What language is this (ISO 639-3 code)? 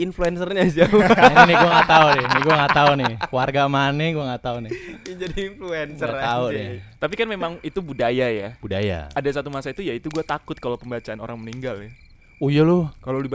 ind